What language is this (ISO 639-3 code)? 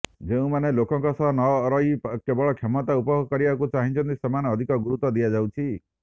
ori